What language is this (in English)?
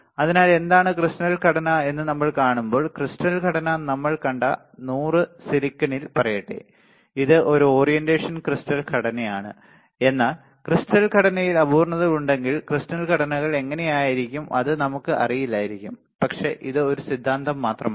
Malayalam